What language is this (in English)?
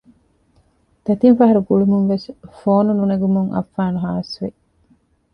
Divehi